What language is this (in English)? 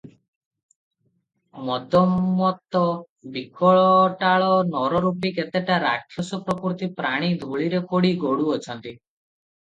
Odia